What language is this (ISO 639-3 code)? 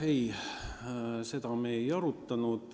est